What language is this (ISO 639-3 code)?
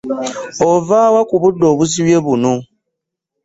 lug